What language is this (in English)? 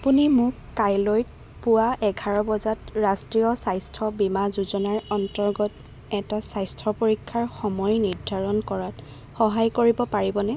Assamese